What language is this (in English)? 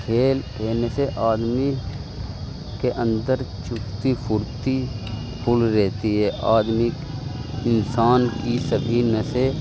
Urdu